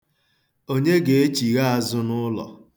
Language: Igbo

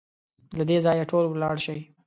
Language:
Pashto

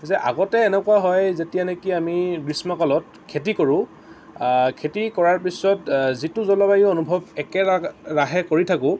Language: Assamese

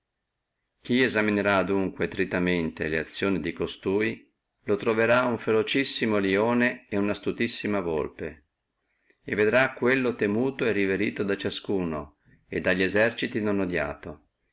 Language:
Italian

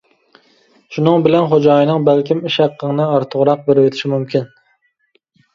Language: Uyghur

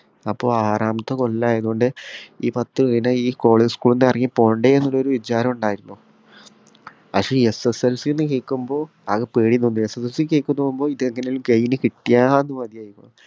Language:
Malayalam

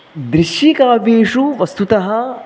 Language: Sanskrit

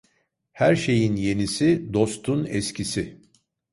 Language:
Turkish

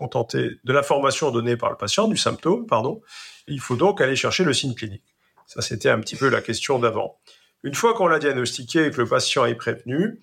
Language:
French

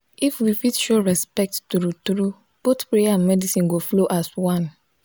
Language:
Nigerian Pidgin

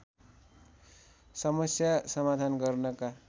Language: Nepali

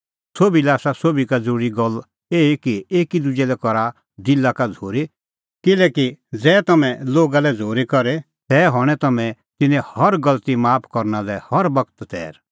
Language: Kullu Pahari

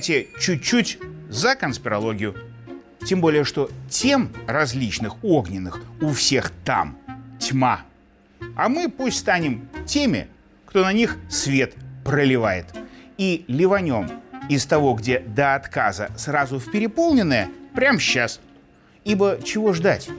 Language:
Russian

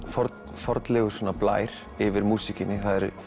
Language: Icelandic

